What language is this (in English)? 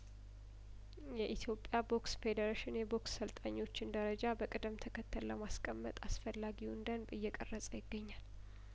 Amharic